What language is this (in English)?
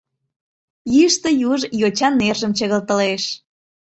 Mari